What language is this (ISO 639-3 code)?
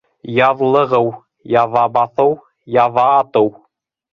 bak